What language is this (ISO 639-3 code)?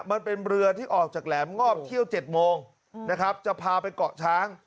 tha